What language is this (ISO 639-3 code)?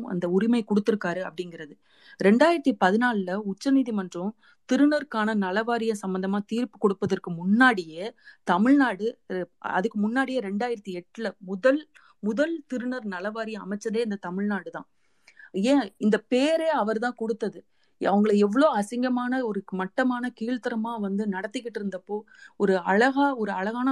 tam